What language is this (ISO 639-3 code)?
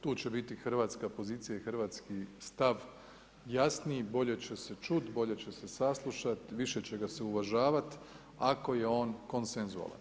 hrv